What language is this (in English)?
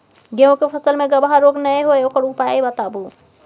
Maithili